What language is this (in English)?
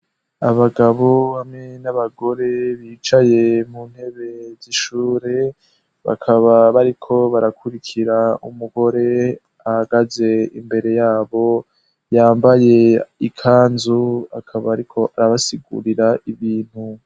Rundi